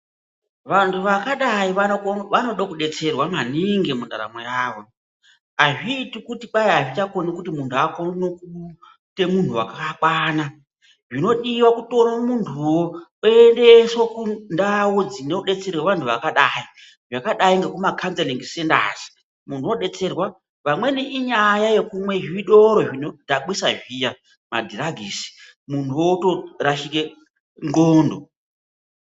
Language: Ndau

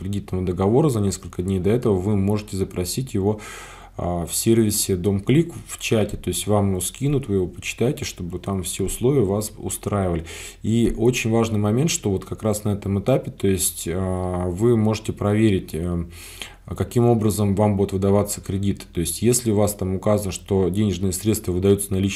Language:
Russian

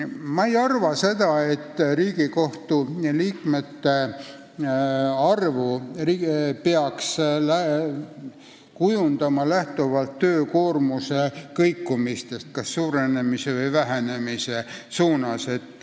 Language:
Estonian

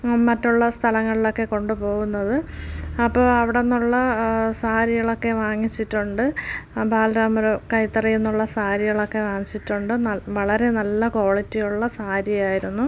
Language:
Malayalam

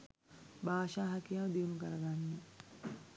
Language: Sinhala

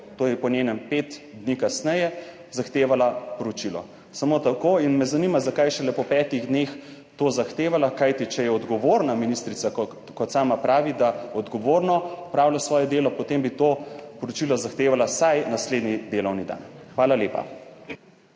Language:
Slovenian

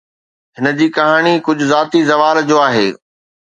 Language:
Sindhi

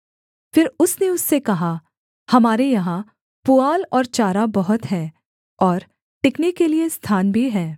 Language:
Hindi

